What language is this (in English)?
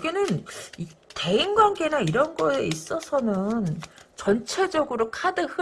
Korean